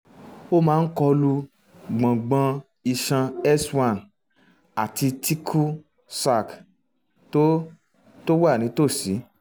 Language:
Yoruba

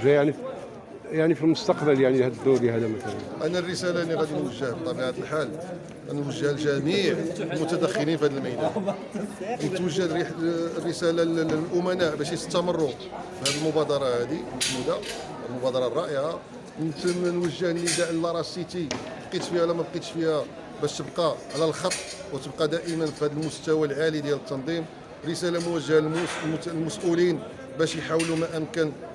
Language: Arabic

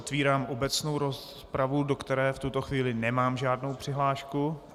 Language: Czech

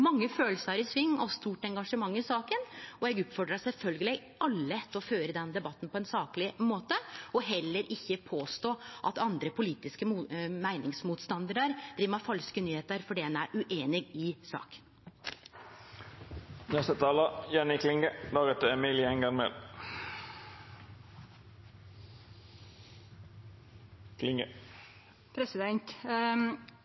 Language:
Norwegian Nynorsk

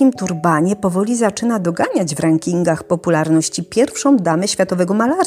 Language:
Polish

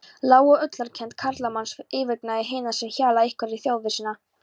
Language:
Icelandic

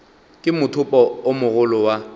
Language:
Northern Sotho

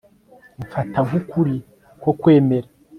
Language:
Kinyarwanda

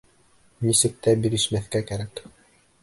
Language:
Bashkir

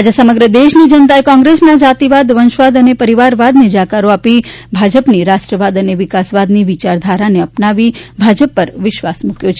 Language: Gujarati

